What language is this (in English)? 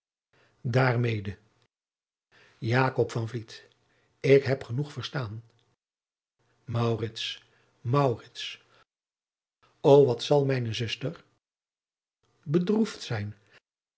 Dutch